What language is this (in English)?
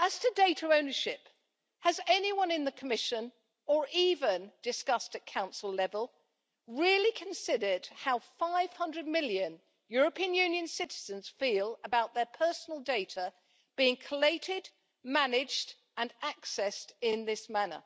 English